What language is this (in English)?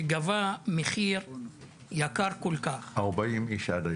Hebrew